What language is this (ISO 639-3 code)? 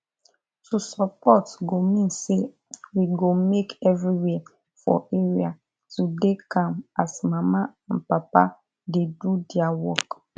pcm